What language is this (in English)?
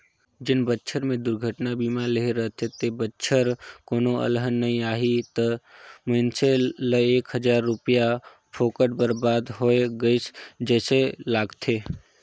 Chhattisgarhi